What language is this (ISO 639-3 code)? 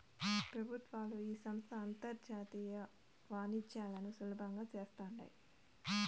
tel